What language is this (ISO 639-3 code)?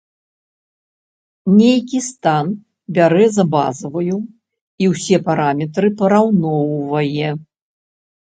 bel